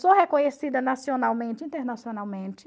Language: Portuguese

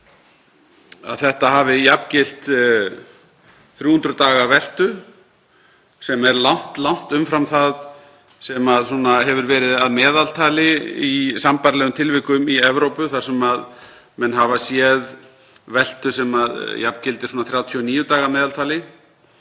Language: Icelandic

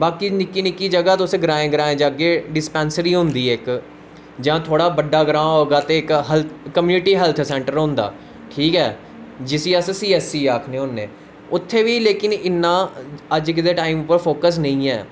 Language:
Dogri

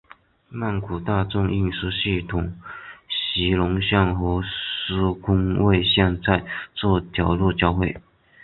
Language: Chinese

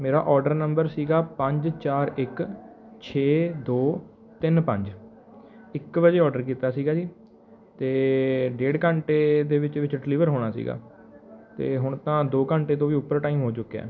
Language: Punjabi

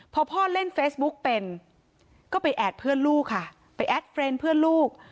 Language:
Thai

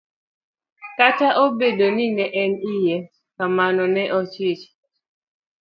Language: Luo (Kenya and Tanzania)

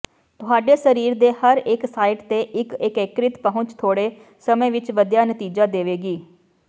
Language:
Punjabi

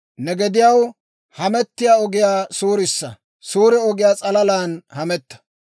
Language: Dawro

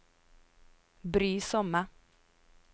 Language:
Norwegian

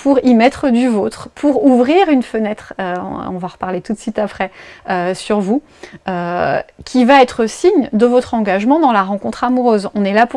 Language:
French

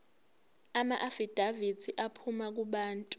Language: Zulu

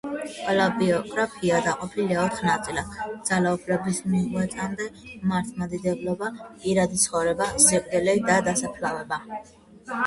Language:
Georgian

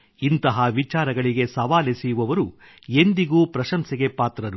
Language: Kannada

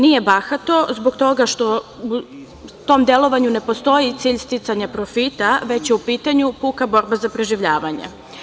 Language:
Serbian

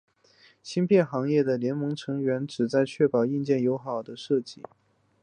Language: Chinese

